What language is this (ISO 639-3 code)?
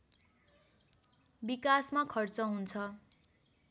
nep